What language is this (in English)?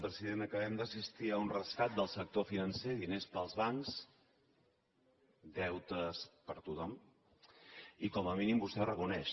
Catalan